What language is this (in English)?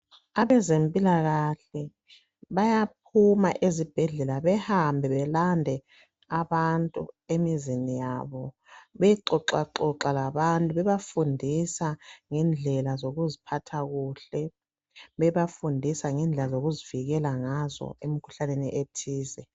North Ndebele